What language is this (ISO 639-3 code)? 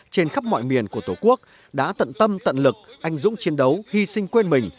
vie